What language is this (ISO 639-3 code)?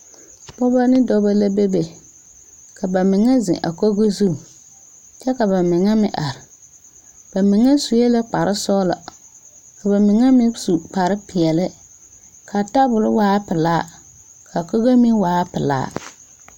dga